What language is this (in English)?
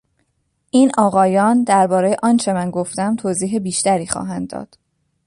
Persian